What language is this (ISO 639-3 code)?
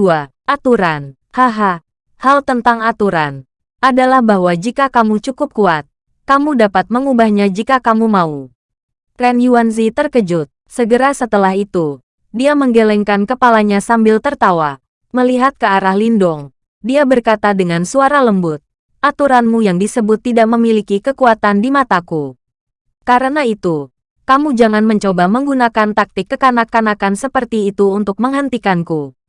ind